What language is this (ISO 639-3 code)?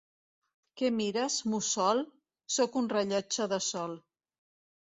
cat